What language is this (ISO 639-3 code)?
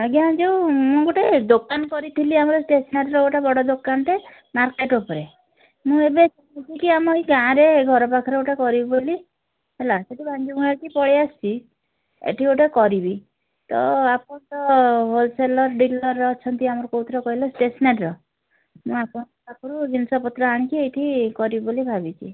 ori